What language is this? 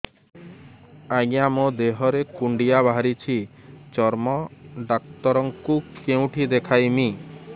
Odia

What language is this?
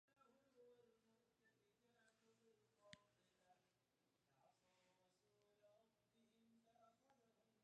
Tigre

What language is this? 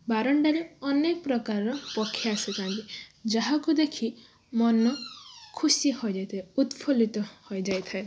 Odia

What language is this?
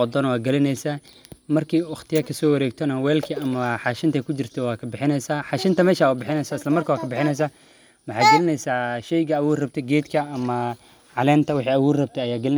Somali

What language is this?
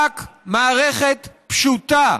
Hebrew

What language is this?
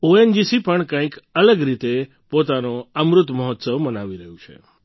Gujarati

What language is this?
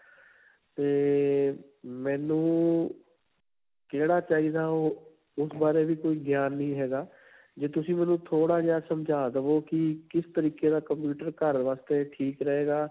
Punjabi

